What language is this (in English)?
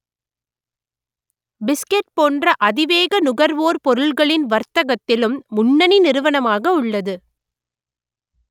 Tamil